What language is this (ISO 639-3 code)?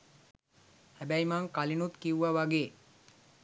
sin